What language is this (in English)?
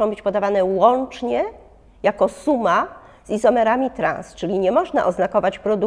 Polish